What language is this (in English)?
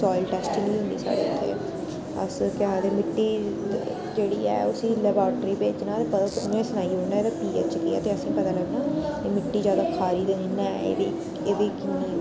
Dogri